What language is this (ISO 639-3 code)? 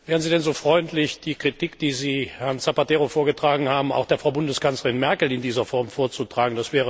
deu